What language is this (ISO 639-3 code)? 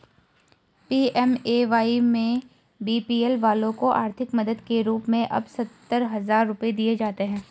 hin